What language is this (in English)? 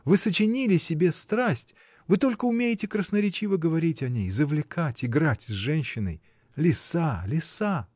Russian